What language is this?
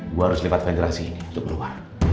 Indonesian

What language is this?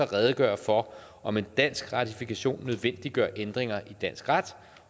Danish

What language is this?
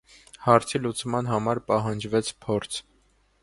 Armenian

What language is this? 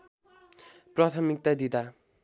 Nepali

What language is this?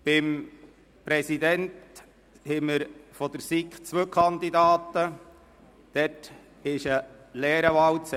Swiss German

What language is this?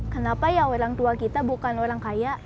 Indonesian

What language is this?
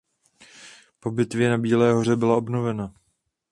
Czech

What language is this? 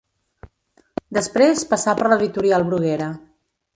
Catalan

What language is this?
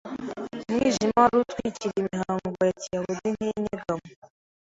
Kinyarwanda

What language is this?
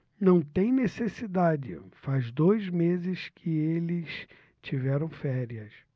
Portuguese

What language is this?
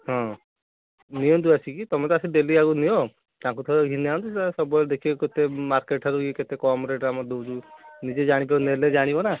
Odia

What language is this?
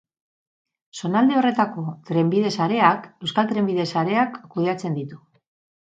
Basque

